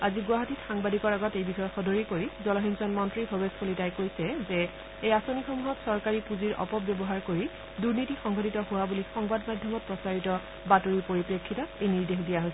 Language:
Assamese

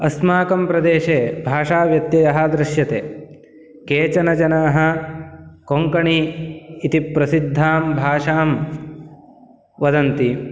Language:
Sanskrit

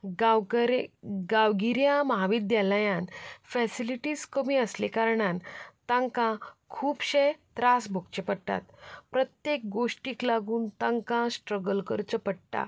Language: Konkani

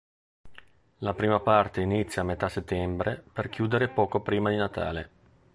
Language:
Italian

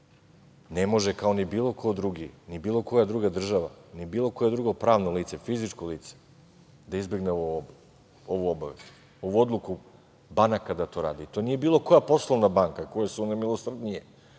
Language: Serbian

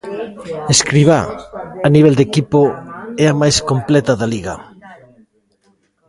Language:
Galician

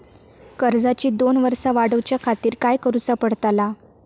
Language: Marathi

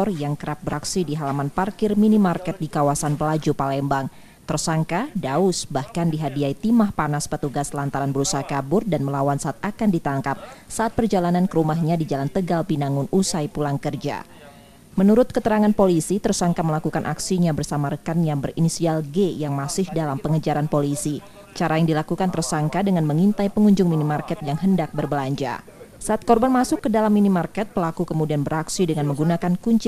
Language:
Indonesian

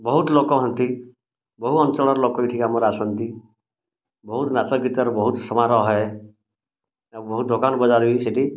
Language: Odia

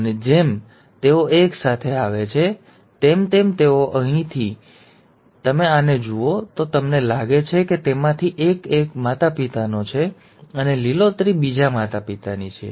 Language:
Gujarati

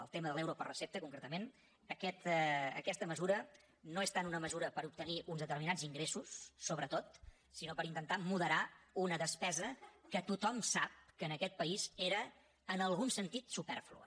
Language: Catalan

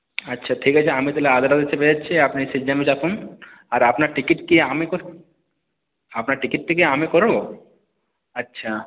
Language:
Bangla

